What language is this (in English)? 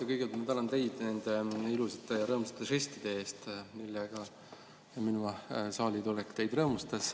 Estonian